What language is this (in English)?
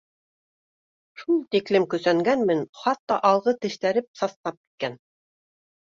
Bashkir